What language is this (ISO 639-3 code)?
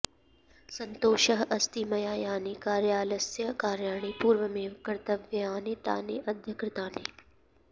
san